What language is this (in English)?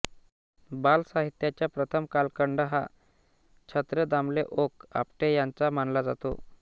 Marathi